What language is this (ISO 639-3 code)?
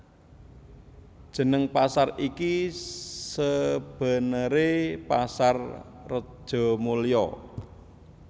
jav